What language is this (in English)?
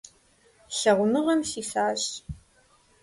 Kabardian